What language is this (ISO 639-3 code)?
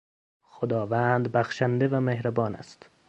fas